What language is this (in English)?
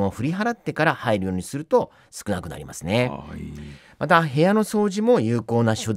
Japanese